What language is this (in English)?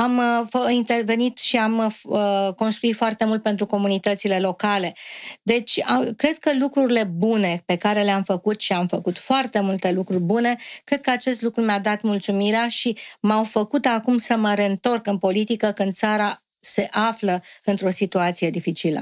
Romanian